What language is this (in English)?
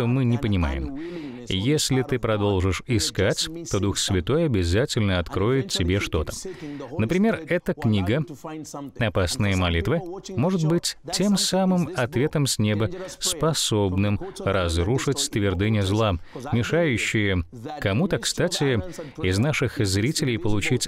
Russian